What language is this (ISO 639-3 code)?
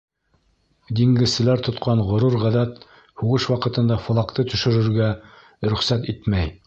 bak